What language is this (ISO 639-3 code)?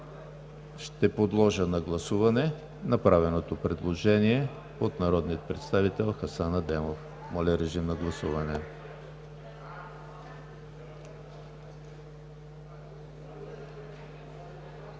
bul